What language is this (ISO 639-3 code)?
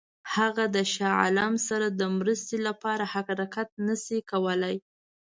pus